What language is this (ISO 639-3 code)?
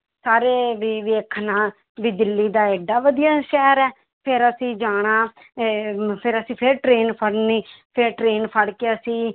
pan